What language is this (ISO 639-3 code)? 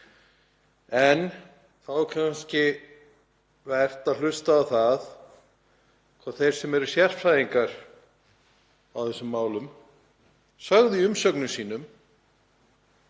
isl